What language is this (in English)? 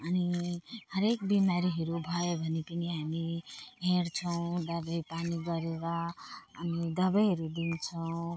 Nepali